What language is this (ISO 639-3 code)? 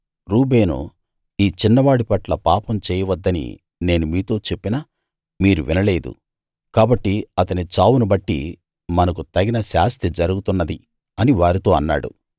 tel